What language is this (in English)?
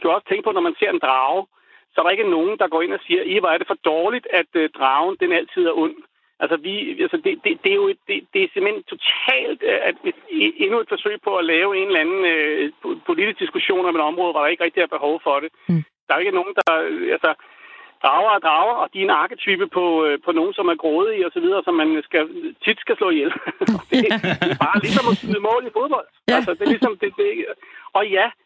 Danish